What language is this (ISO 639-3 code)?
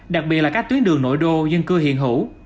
vie